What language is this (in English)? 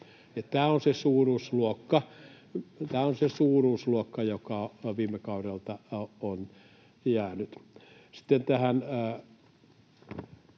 Finnish